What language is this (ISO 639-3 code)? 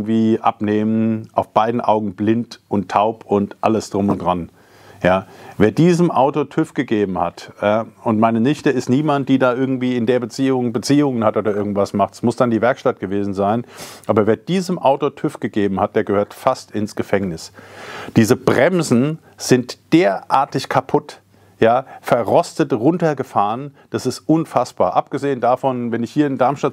deu